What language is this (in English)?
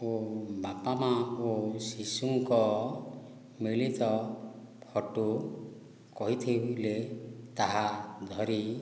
Odia